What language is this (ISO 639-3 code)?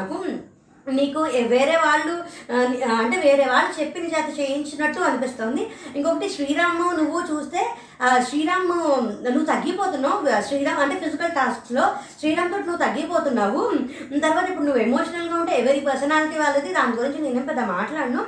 tel